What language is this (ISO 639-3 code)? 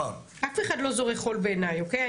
heb